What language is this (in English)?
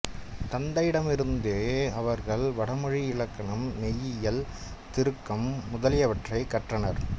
Tamil